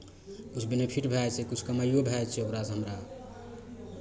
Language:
Maithili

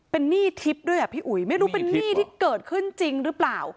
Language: Thai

